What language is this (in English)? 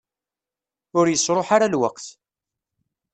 Kabyle